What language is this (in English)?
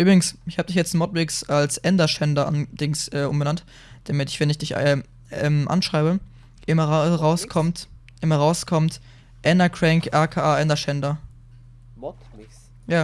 German